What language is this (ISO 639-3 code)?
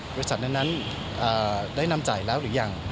tha